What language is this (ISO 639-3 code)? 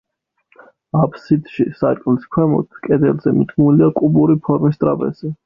kat